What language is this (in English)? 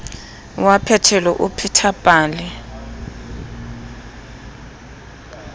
Southern Sotho